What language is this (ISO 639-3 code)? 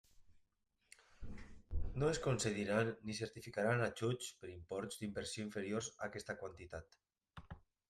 cat